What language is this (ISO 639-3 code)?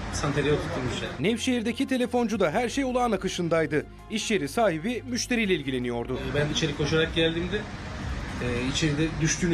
tur